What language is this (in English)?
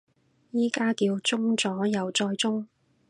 Cantonese